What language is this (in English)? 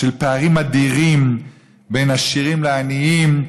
Hebrew